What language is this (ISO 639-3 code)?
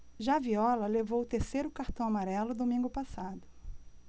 por